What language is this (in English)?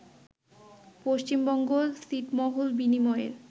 Bangla